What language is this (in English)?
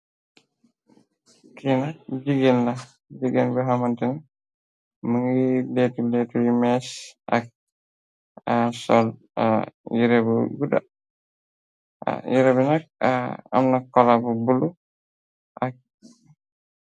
Wolof